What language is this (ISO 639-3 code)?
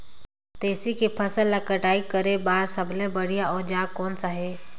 hne